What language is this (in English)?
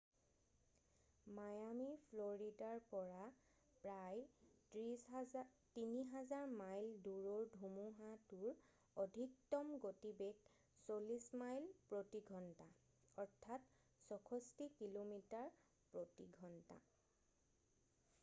Assamese